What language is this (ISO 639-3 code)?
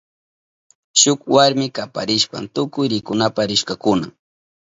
qup